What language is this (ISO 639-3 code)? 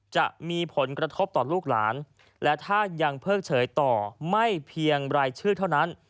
tha